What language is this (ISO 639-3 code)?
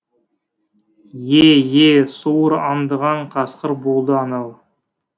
kaz